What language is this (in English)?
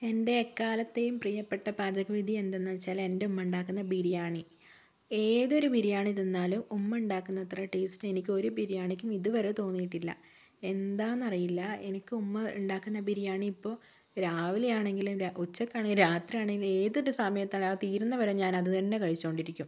Malayalam